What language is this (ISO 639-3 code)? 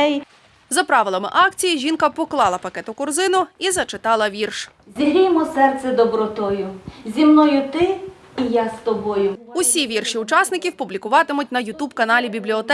ukr